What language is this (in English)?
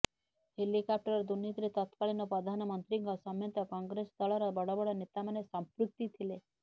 Odia